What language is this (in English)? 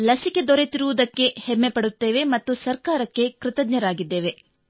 Kannada